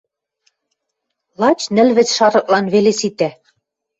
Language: Western Mari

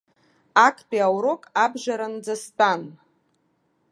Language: Abkhazian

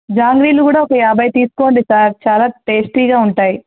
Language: Telugu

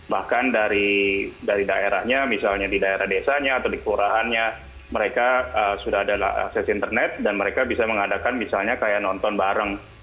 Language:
Indonesian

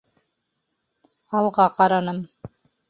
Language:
Bashkir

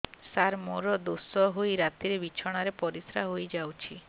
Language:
Odia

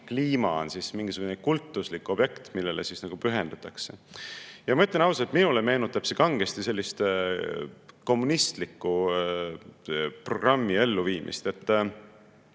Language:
Estonian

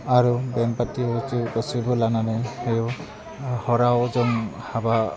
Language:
Bodo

